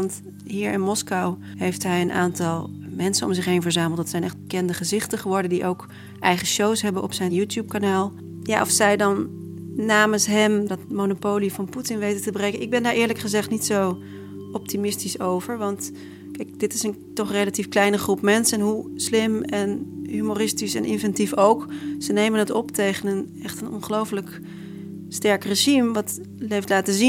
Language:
Dutch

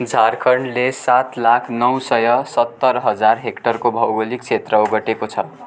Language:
Nepali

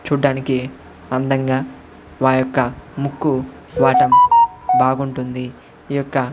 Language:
Telugu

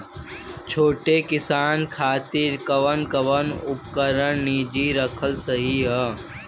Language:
Bhojpuri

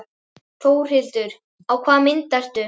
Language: Icelandic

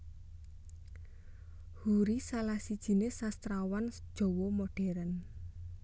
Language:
Javanese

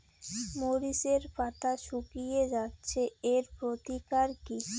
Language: Bangla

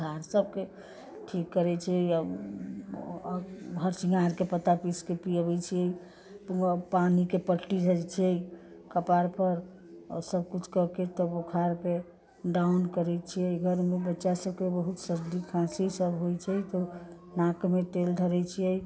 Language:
Maithili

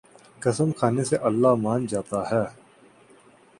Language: Urdu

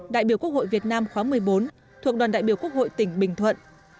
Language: Vietnamese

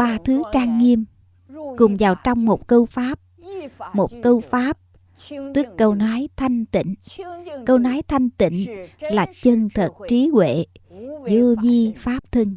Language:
Vietnamese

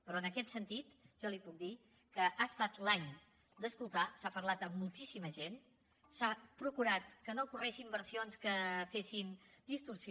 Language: Catalan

